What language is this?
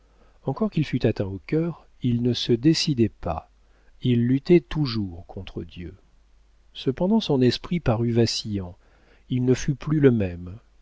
French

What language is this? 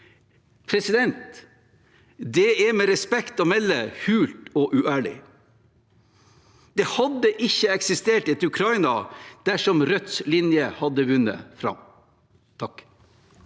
Norwegian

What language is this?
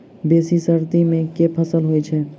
Maithili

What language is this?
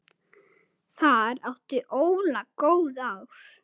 Icelandic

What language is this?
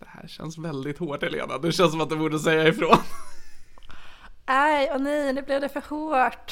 Swedish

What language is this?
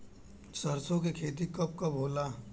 Bhojpuri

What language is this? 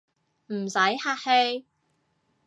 Cantonese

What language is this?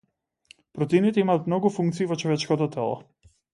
Macedonian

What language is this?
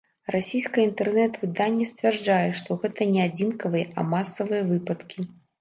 Belarusian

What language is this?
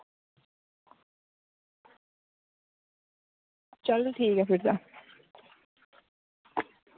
Dogri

